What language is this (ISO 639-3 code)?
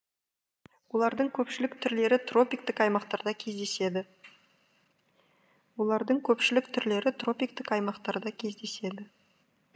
kaz